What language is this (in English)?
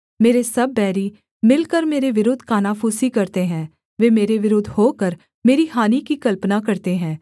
Hindi